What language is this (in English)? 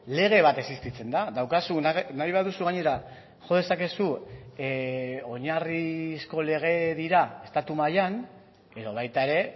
Basque